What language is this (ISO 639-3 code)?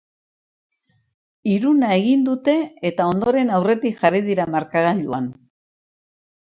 eus